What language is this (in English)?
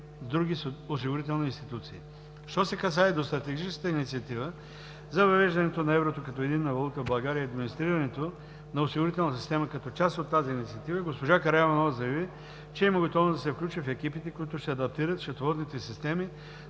Bulgarian